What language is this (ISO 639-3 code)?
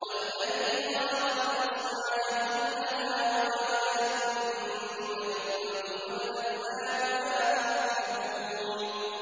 ara